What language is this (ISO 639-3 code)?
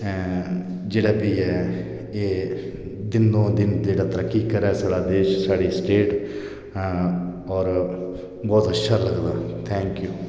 doi